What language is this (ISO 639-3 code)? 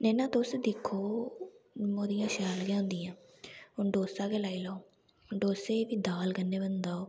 doi